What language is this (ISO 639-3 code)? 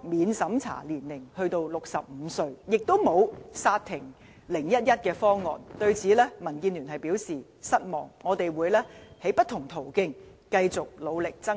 yue